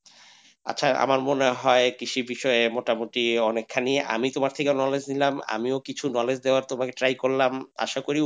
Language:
Bangla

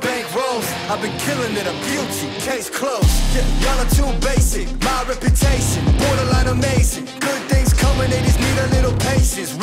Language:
Arabic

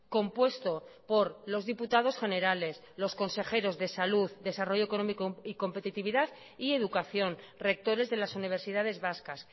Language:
Spanish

